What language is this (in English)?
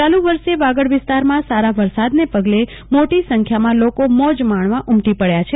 Gujarati